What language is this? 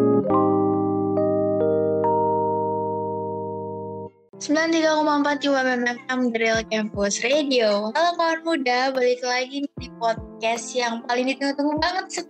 Indonesian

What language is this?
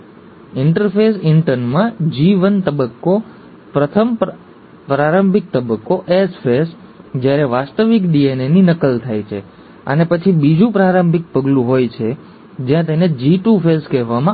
Gujarati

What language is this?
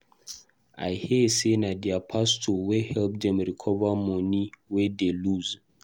Nigerian Pidgin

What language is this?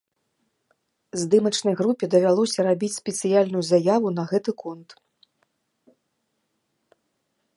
Belarusian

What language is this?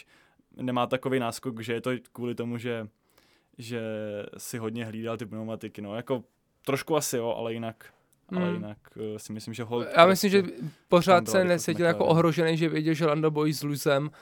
Czech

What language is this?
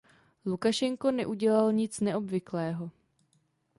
Czech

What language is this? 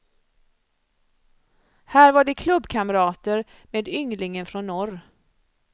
Swedish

